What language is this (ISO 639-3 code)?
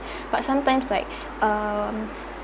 eng